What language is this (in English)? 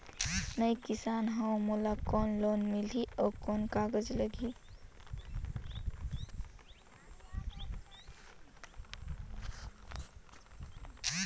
Chhattisgarhi